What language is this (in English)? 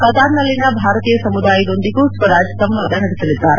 Kannada